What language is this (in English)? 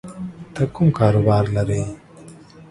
Pashto